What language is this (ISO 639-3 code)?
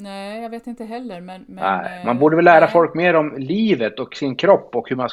swe